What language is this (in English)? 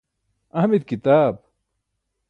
Burushaski